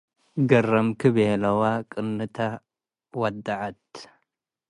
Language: Tigre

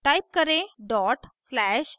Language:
Hindi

